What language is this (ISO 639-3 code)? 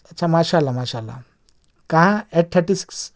urd